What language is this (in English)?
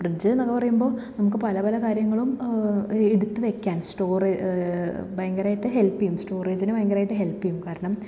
Malayalam